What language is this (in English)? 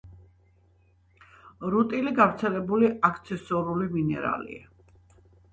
Georgian